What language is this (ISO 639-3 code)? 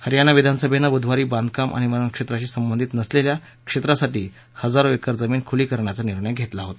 mar